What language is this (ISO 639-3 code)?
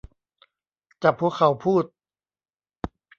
tha